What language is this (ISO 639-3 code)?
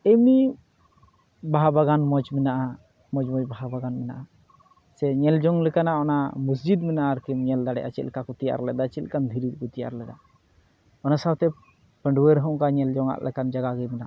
sat